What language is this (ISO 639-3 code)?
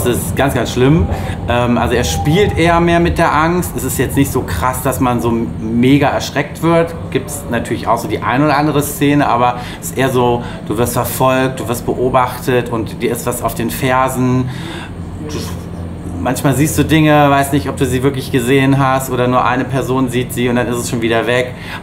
deu